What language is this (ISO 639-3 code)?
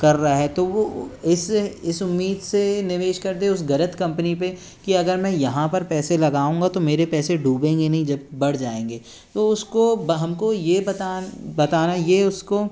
hin